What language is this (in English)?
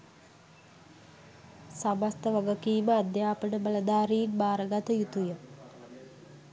Sinhala